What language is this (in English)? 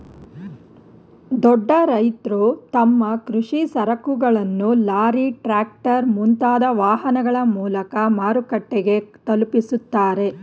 Kannada